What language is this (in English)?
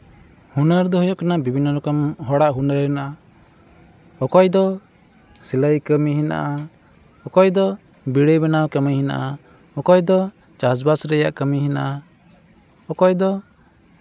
Santali